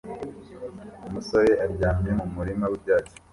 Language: Kinyarwanda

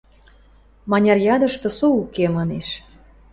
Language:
Western Mari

